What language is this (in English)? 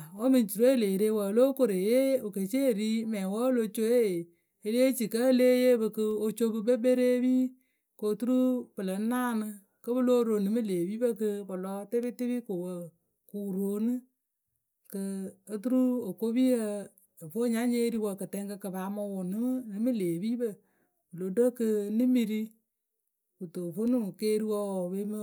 Akebu